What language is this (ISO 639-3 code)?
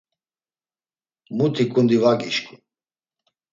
lzz